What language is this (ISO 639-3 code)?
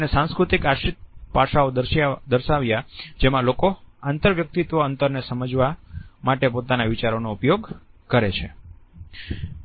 guj